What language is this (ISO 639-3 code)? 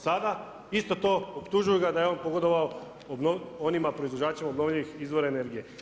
hrv